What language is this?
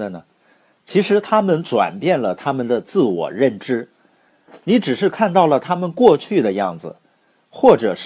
Chinese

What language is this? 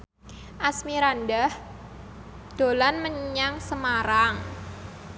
Javanese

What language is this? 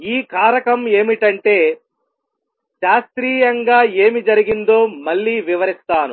Telugu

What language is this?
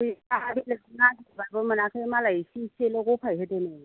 Bodo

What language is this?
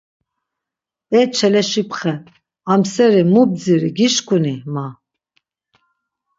Laz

